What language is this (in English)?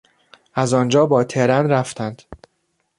Persian